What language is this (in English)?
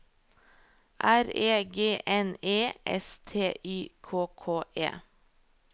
Norwegian